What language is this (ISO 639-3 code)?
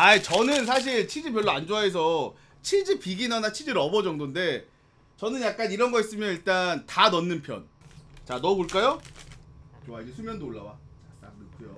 kor